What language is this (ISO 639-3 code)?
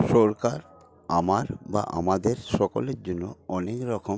ben